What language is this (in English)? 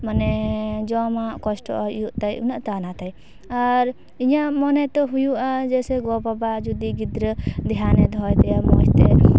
Santali